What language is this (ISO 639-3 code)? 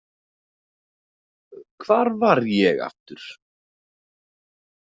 isl